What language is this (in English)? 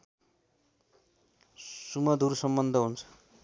Nepali